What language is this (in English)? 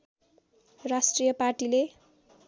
Nepali